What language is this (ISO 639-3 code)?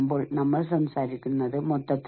mal